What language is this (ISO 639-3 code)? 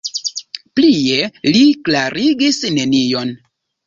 epo